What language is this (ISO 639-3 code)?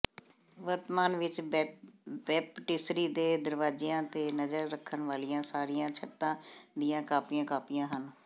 pan